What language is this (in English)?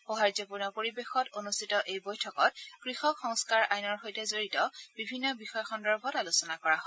Assamese